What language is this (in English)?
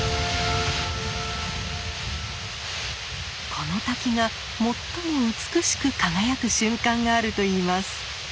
Japanese